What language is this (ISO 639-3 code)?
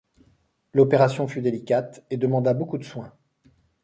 fra